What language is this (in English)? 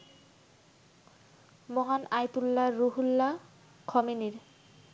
Bangla